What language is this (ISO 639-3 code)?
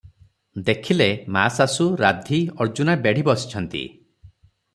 ori